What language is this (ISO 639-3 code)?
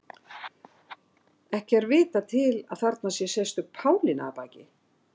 isl